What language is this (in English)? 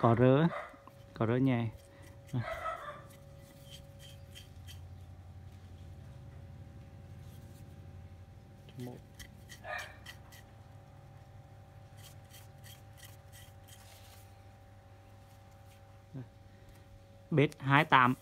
Vietnamese